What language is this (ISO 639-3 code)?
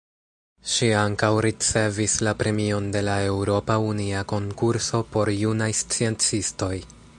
epo